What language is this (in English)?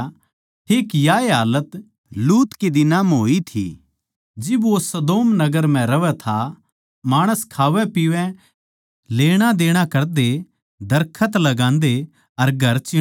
Haryanvi